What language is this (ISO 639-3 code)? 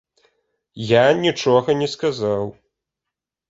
bel